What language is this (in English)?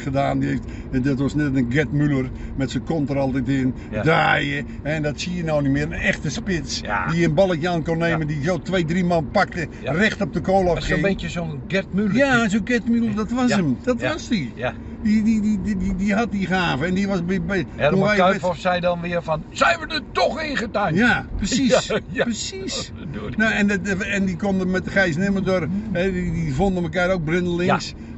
Dutch